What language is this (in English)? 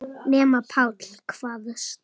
Icelandic